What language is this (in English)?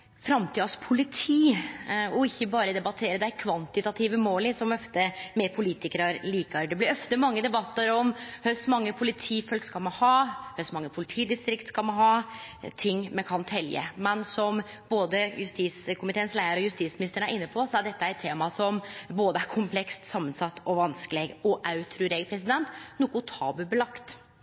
Norwegian Nynorsk